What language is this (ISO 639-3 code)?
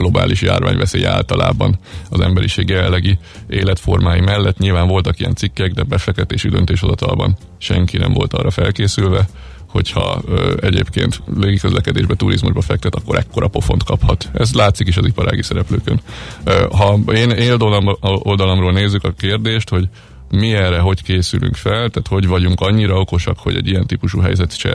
hun